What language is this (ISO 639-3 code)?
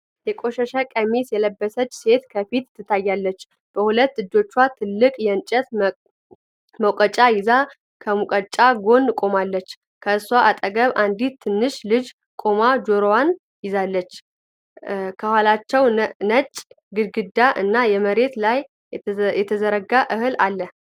amh